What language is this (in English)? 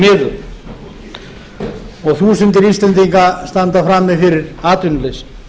Icelandic